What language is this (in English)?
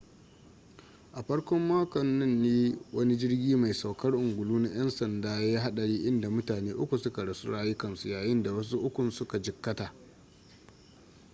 Hausa